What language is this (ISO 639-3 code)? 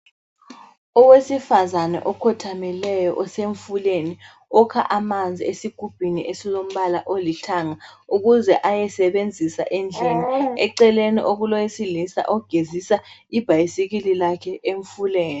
nde